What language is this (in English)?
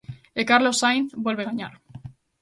Galician